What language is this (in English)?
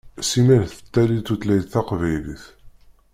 Kabyle